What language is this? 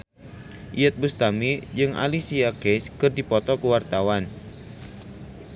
Sundanese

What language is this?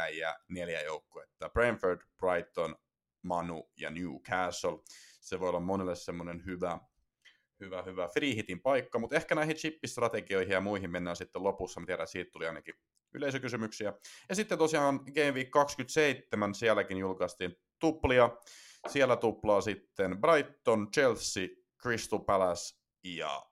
Finnish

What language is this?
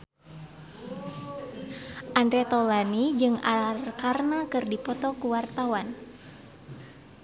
Sundanese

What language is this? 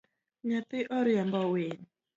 Luo (Kenya and Tanzania)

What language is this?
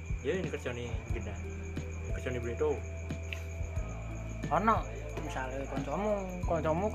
Indonesian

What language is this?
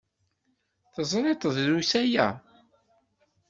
Kabyle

